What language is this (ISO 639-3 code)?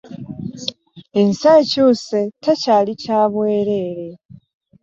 lug